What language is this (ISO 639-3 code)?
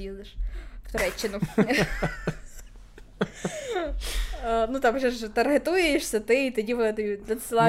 ukr